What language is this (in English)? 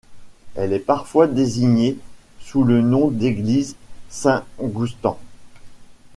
French